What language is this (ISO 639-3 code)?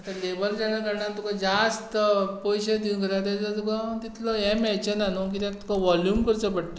kok